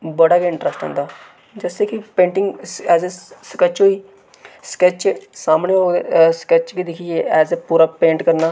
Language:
Dogri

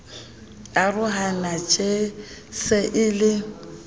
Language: Southern Sotho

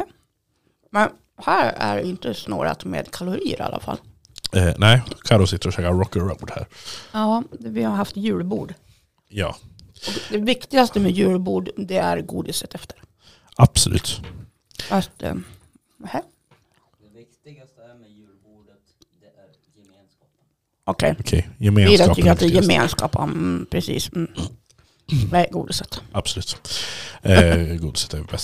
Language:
Swedish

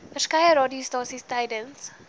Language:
Afrikaans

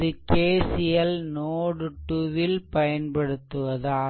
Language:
Tamil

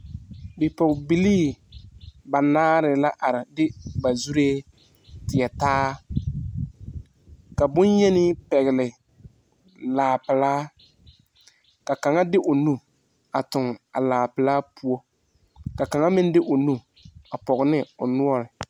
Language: Southern Dagaare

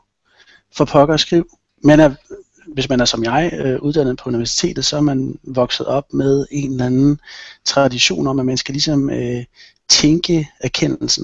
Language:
Danish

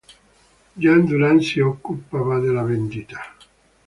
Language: Italian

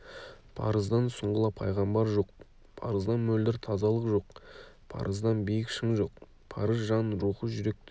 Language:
Kazakh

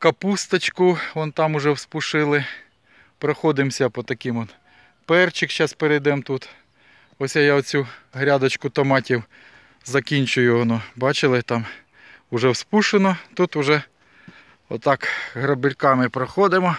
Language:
Ukrainian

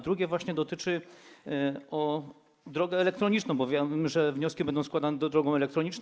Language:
Polish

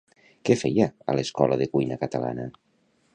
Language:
Catalan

